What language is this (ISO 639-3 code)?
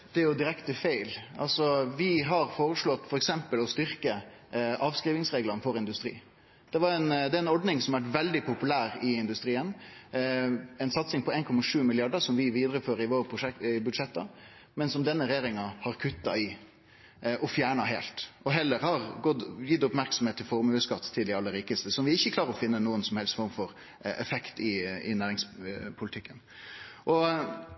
nor